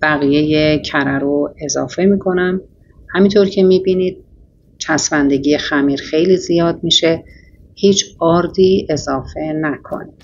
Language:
Persian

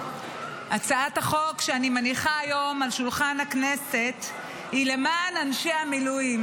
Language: Hebrew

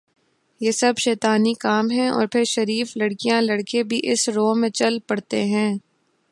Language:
Urdu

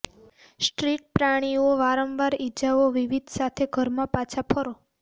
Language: Gujarati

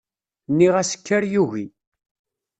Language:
Kabyle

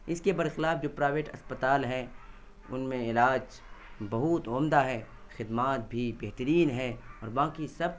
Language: Urdu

